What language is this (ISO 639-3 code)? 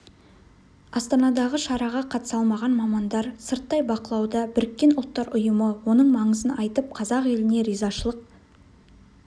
kaz